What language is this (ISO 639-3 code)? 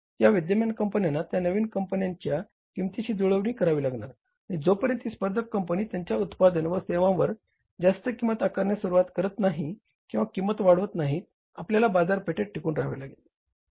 mar